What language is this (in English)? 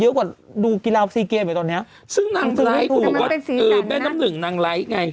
Thai